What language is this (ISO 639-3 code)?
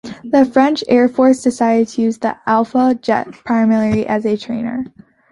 eng